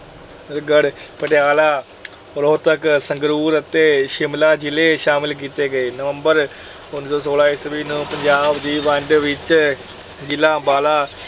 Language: Punjabi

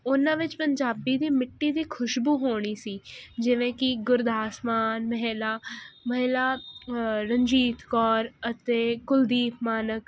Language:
Punjabi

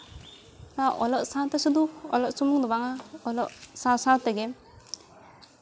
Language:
Santali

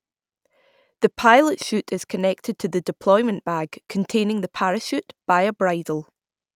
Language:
English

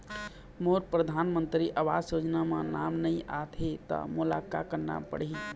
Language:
Chhattisgarhi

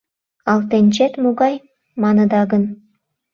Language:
Mari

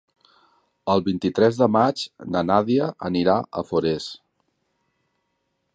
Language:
Catalan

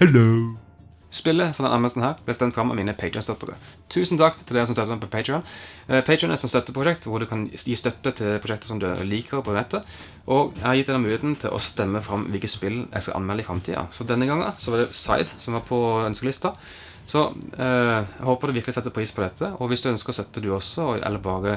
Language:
Norwegian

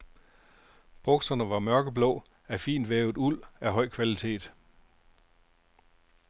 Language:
Danish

